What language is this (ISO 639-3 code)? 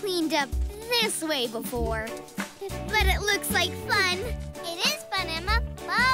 eng